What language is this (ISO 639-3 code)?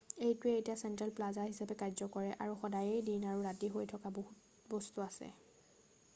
asm